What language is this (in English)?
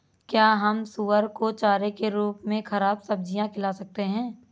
Hindi